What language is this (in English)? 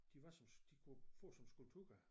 Danish